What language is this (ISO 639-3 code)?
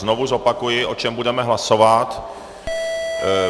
ces